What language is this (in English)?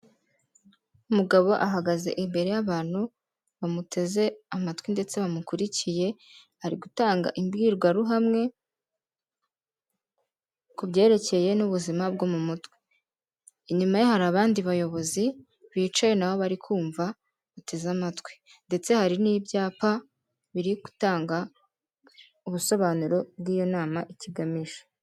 Kinyarwanda